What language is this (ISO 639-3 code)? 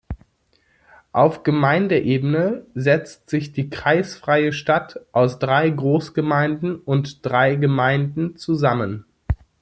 deu